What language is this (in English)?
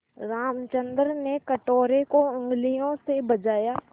Hindi